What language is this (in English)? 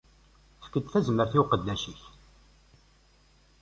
Kabyle